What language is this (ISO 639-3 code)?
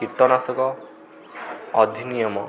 ori